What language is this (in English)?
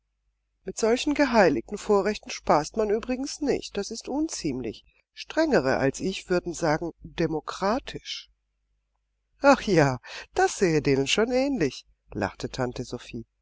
German